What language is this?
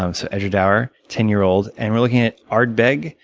English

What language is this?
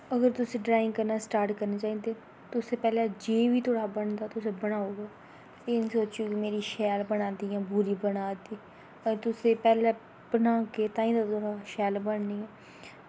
Dogri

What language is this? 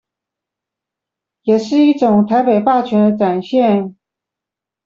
Chinese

